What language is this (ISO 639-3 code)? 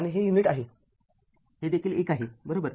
mar